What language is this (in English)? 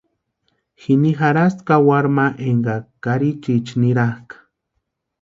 Western Highland Purepecha